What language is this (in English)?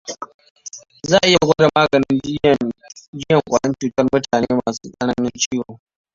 Hausa